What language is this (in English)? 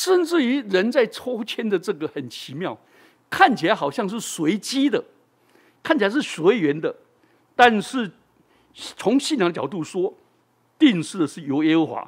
Chinese